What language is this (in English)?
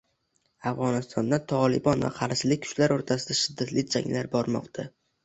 Uzbek